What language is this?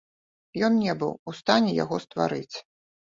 Belarusian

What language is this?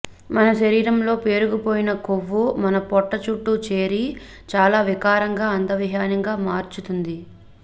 Telugu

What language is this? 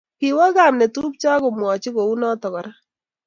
Kalenjin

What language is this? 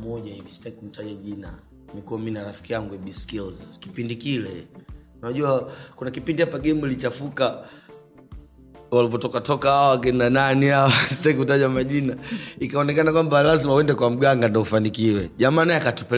Swahili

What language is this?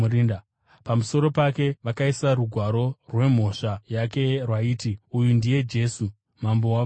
Shona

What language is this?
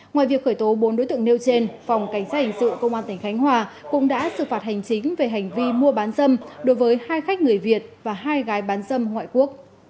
Vietnamese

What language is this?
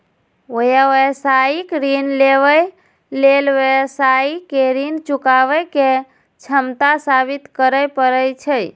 Maithili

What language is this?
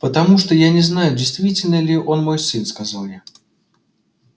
Russian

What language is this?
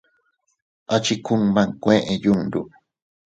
Teutila Cuicatec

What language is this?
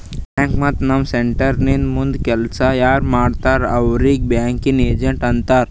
Kannada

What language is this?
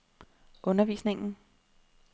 Danish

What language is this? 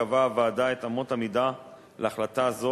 Hebrew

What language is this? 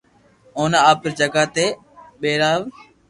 Loarki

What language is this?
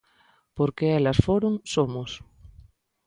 Galician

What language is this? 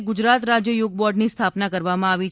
Gujarati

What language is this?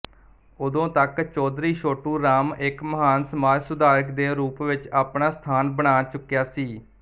Punjabi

